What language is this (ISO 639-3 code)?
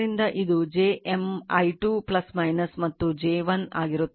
kan